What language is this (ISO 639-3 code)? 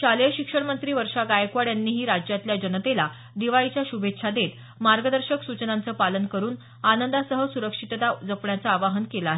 mar